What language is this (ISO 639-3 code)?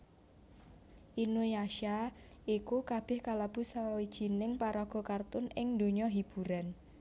jav